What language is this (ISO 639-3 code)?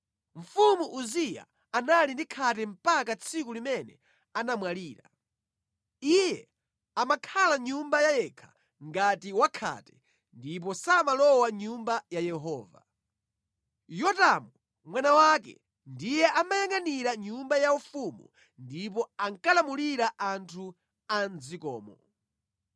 nya